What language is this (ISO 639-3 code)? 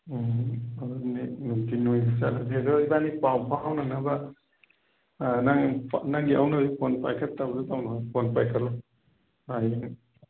mni